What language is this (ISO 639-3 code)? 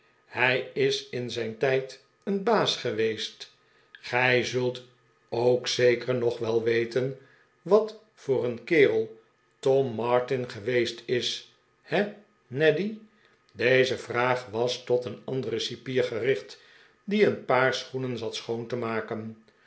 nld